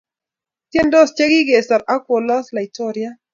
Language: Kalenjin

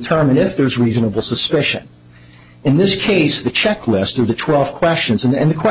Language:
English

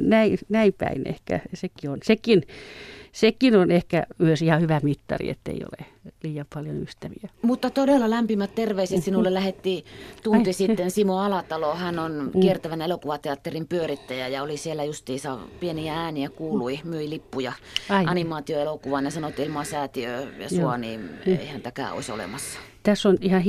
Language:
Finnish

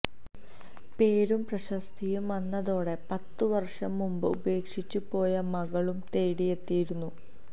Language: Malayalam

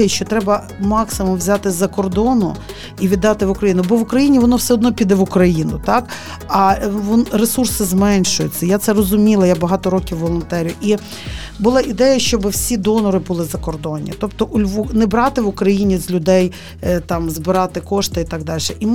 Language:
Ukrainian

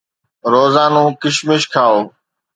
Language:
Sindhi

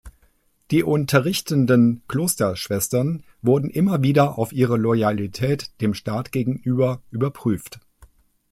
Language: German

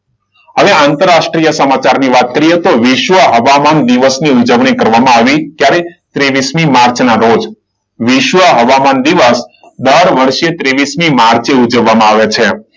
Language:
Gujarati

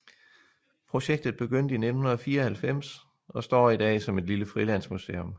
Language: Danish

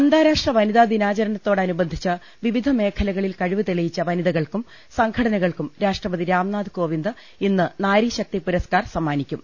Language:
Malayalam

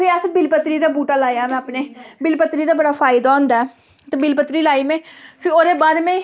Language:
Dogri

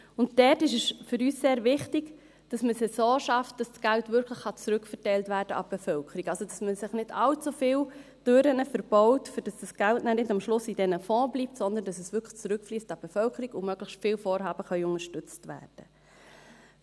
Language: Swiss German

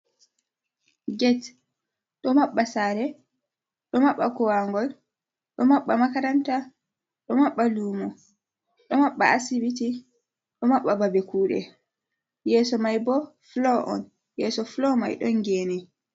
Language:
Fula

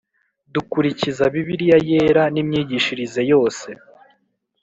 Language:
Kinyarwanda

